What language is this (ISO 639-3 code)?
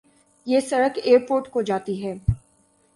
urd